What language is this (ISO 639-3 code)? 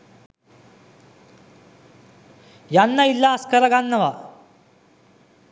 sin